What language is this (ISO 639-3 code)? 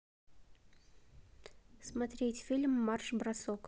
rus